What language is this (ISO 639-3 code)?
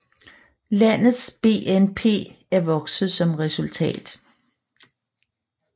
dan